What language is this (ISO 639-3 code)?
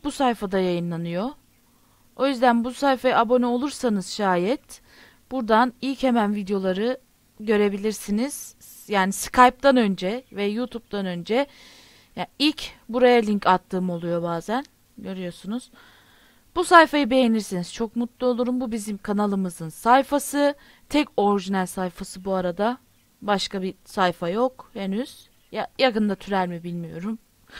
tur